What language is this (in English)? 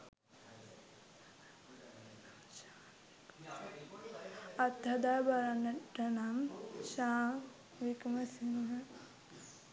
Sinhala